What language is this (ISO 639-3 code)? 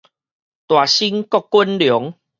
nan